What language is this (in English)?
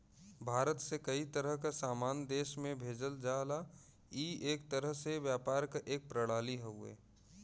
Bhojpuri